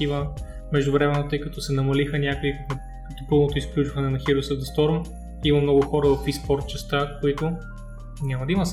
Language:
Bulgarian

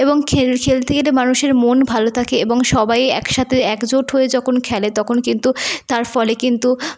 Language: Bangla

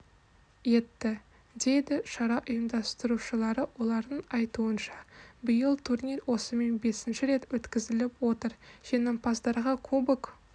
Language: Kazakh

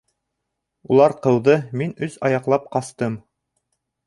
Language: Bashkir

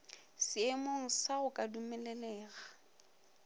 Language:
Northern Sotho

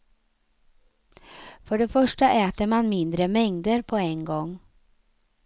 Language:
Swedish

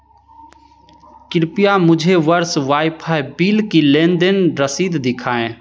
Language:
Hindi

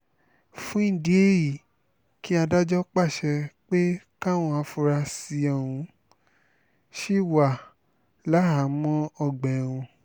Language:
Yoruba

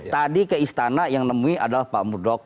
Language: Indonesian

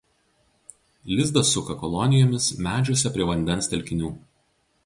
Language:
Lithuanian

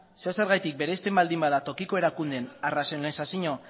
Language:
Basque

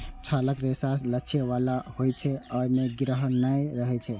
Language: Maithili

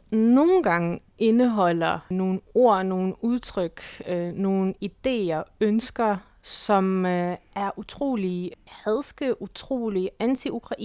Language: Danish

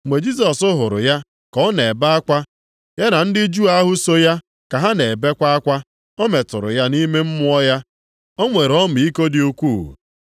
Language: Igbo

